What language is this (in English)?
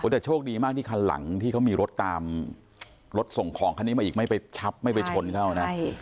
Thai